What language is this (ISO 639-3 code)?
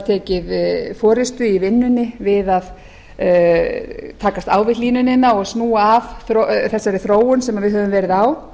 isl